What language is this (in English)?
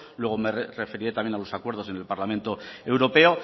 Spanish